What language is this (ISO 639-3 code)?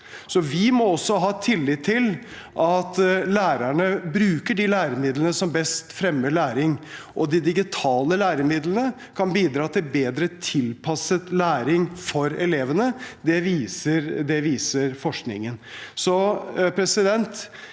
nor